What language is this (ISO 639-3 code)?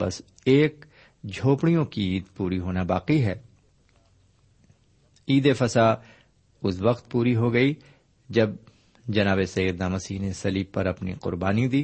urd